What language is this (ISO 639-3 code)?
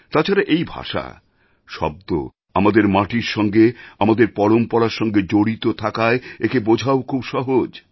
ben